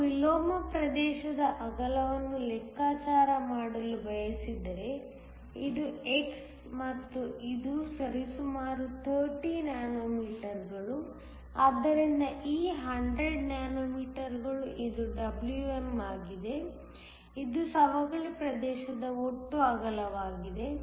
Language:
Kannada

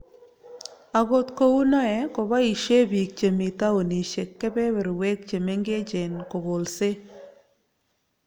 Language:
Kalenjin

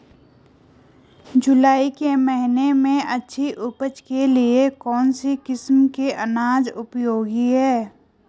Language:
Hindi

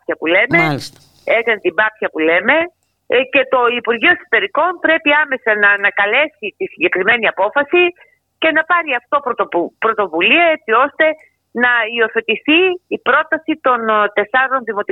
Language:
Greek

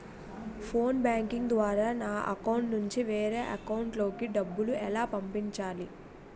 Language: Telugu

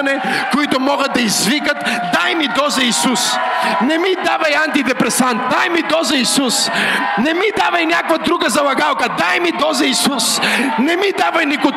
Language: Bulgarian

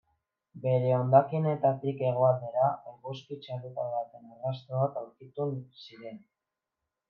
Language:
Basque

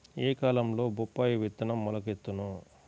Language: Telugu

